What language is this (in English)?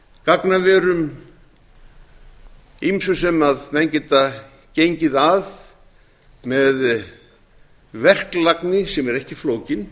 Icelandic